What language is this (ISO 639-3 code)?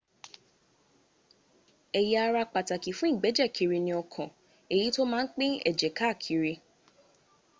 yor